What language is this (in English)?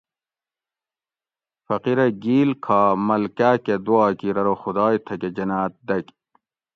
Gawri